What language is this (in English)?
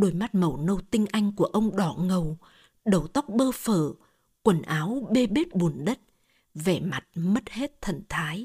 Vietnamese